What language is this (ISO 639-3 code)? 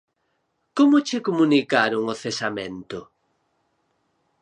glg